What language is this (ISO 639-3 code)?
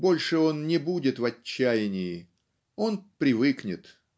rus